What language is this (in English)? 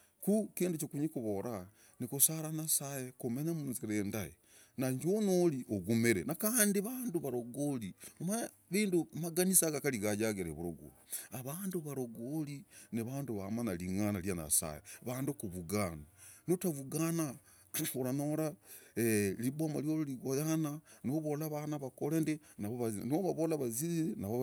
Logooli